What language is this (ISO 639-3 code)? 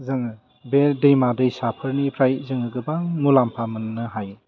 brx